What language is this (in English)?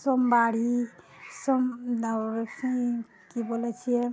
Maithili